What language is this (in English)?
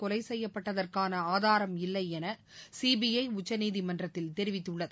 Tamil